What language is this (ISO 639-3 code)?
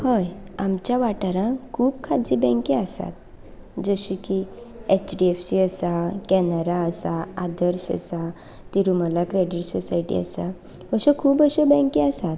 kok